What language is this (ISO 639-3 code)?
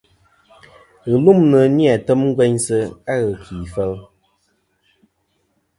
bkm